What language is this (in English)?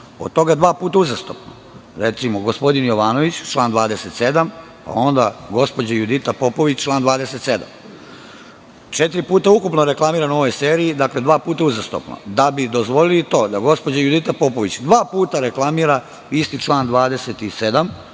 Serbian